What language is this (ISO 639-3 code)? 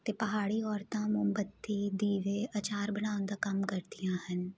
pan